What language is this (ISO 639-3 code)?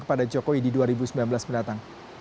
ind